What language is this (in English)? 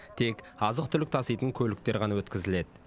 Kazakh